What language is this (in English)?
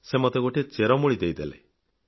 Odia